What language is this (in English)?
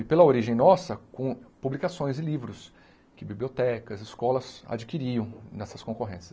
Portuguese